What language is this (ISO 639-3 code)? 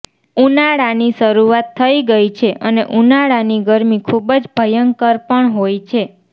guj